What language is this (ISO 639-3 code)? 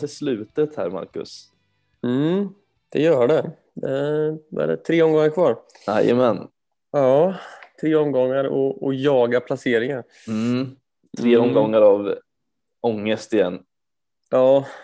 swe